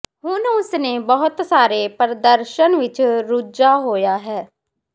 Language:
Punjabi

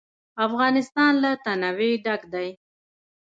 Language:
Pashto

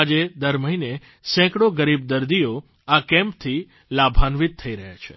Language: Gujarati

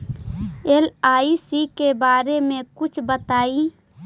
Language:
Magahi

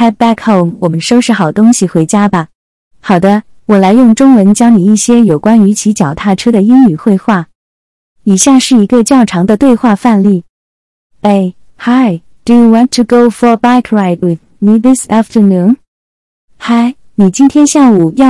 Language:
Chinese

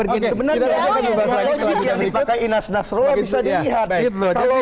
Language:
Indonesian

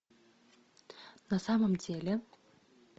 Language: Russian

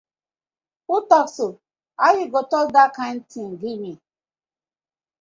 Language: Nigerian Pidgin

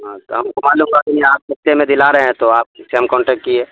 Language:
Urdu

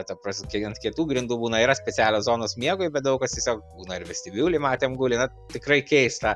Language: Lithuanian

